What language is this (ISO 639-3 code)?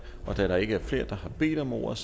dan